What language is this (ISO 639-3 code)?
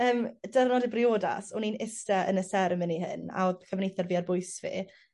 cym